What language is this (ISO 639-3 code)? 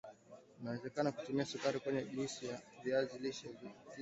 swa